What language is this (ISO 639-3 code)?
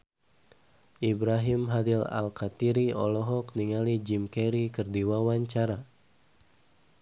sun